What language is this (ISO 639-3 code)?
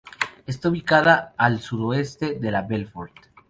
spa